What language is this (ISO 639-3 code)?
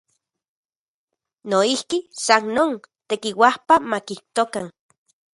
ncx